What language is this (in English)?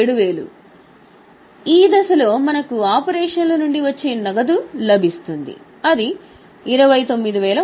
Telugu